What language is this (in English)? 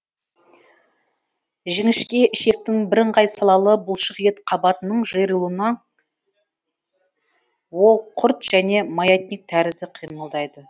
Kazakh